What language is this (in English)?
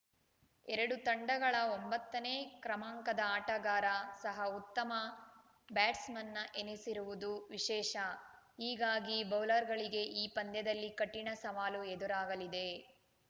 Kannada